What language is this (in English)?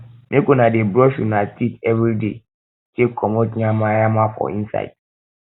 Nigerian Pidgin